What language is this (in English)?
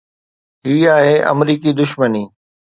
Sindhi